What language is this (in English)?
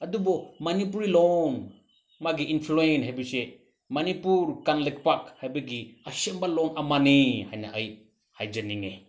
Manipuri